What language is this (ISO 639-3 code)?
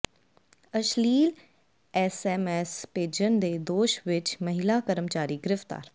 pan